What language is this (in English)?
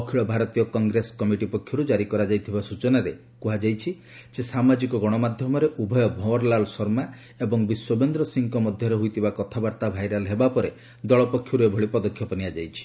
Odia